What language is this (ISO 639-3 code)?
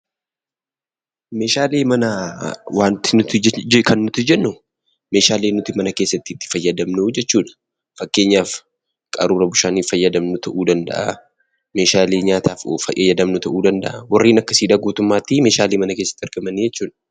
orm